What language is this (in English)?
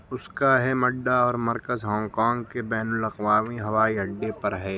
Urdu